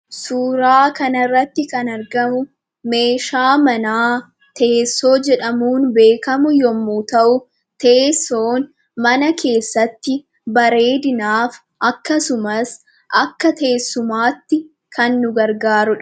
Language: Oromo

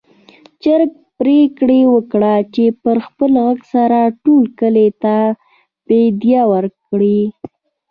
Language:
Pashto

